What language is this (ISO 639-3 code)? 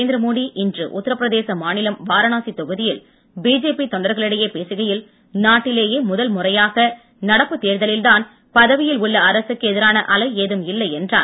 tam